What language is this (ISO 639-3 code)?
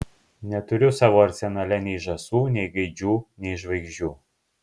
lit